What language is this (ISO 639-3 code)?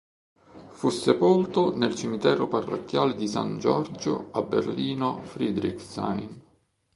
ita